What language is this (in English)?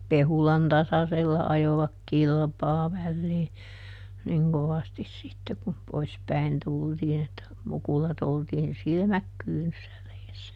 Finnish